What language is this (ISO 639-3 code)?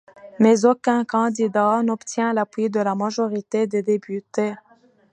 fra